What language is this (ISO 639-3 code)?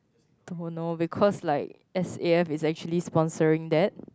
eng